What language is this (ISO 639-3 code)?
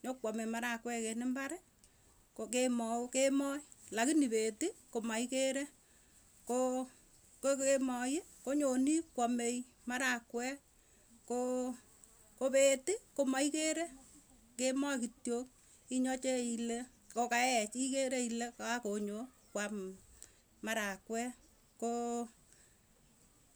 tuy